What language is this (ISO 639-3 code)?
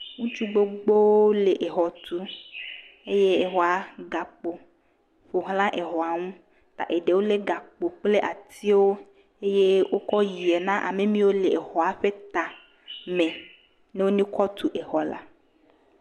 ewe